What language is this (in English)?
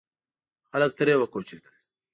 Pashto